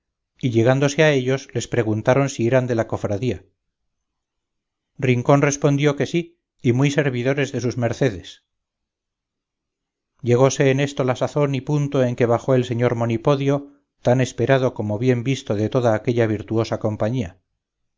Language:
Spanish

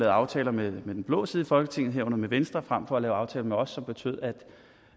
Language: Danish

